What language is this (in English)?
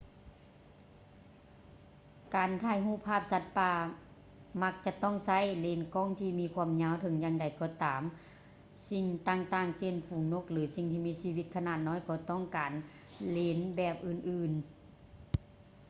Lao